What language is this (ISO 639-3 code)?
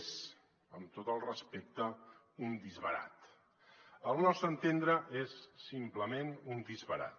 cat